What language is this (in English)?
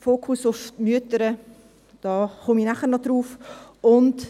Swiss German